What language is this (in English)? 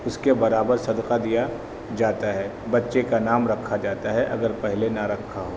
Urdu